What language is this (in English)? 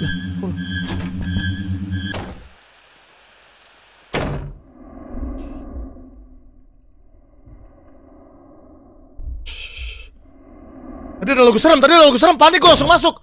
Indonesian